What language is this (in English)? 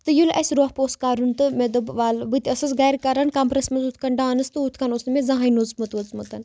Kashmiri